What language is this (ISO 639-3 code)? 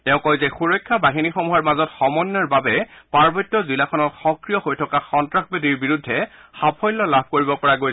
asm